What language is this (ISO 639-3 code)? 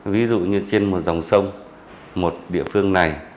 vie